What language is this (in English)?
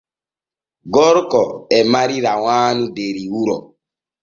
Borgu Fulfulde